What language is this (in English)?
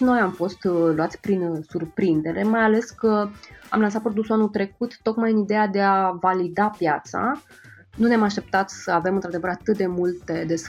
Romanian